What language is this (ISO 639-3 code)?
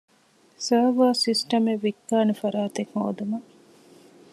div